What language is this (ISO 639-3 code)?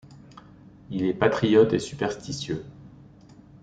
fra